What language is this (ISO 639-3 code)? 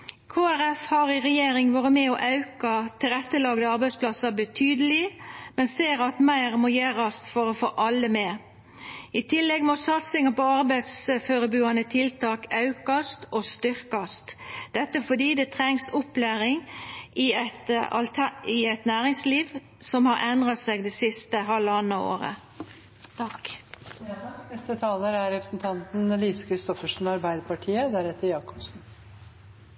nor